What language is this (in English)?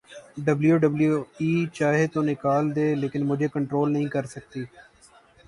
Urdu